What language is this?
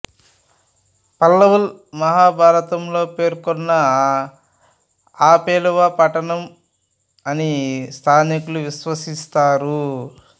Telugu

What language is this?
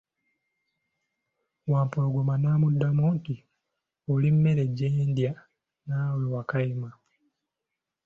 Ganda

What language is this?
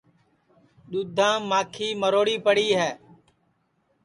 Sansi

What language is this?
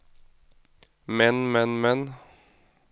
Norwegian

